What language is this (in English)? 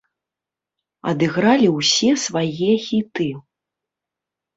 Belarusian